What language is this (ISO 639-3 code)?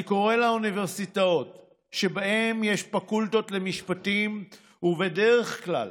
heb